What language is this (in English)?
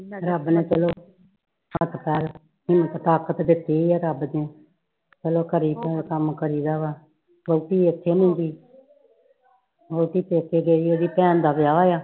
Punjabi